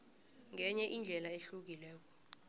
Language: South Ndebele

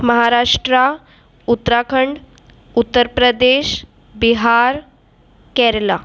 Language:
Sindhi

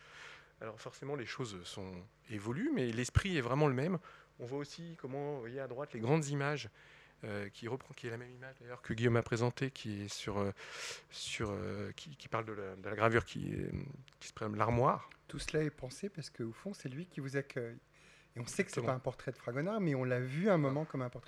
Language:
French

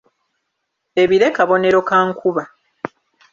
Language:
Ganda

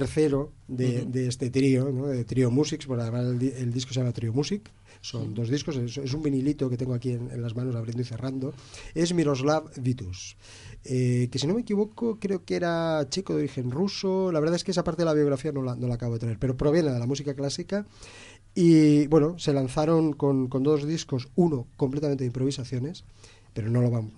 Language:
Spanish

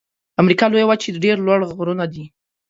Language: Pashto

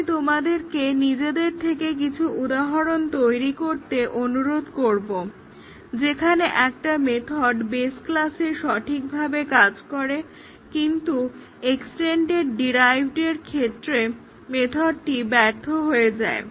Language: Bangla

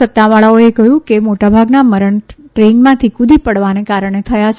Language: Gujarati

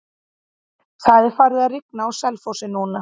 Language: Icelandic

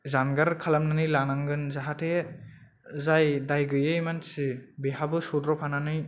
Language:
Bodo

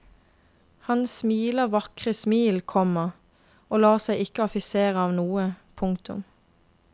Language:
Norwegian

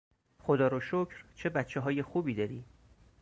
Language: Persian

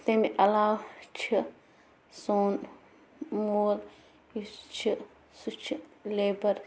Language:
Kashmiri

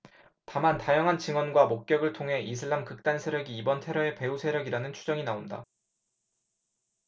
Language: Korean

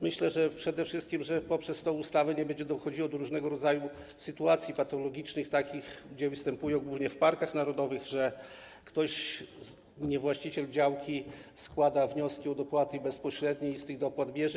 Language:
Polish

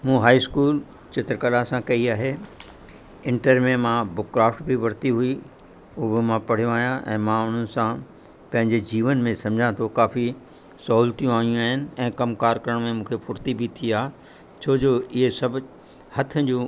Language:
Sindhi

